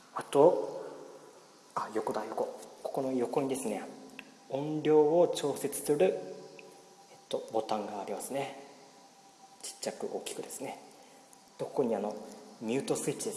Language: Japanese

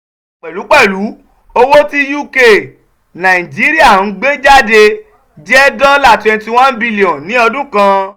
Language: Yoruba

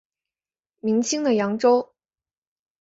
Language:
Chinese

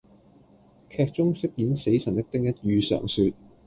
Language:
Cantonese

